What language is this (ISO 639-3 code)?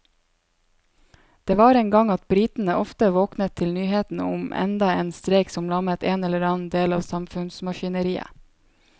nor